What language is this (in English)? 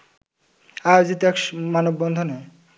Bangla